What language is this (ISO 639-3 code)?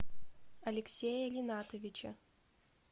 rus